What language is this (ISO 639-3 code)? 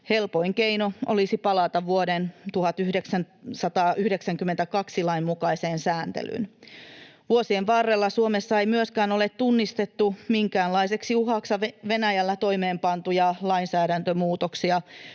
fin